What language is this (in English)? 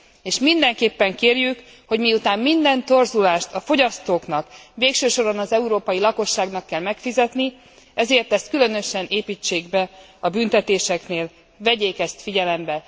Hungarian